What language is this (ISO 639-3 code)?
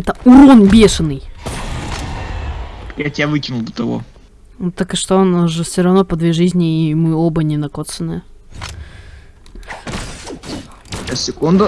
rus